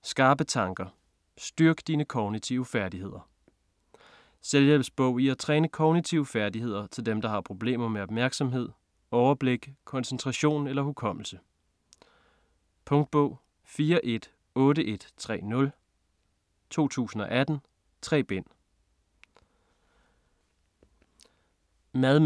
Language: Danish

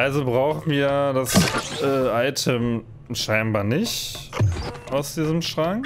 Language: German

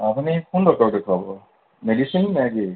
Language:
Assamese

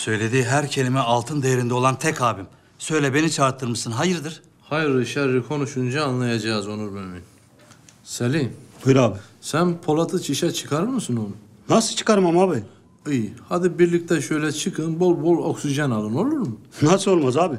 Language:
Turkish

